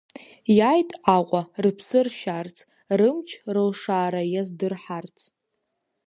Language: Abkhazian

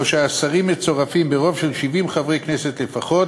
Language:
Hebrew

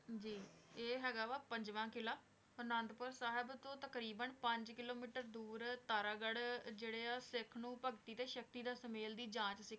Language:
Punjabi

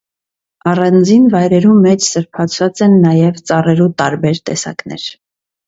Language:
Armenian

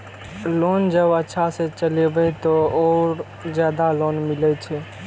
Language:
Maithili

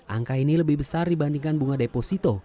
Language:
Indonesian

